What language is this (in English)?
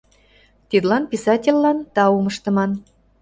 Mari